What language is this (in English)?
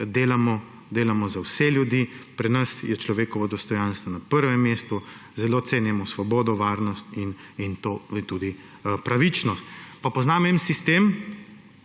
Slovenian